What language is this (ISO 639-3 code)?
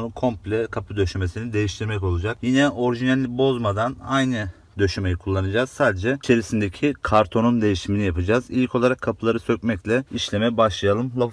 tur